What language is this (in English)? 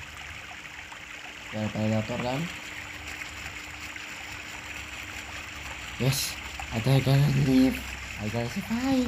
Indonesian